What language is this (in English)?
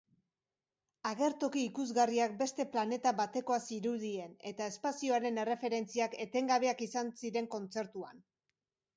Basque